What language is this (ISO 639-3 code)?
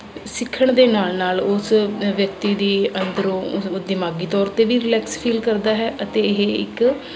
pan